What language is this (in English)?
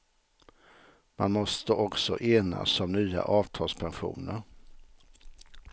Swedish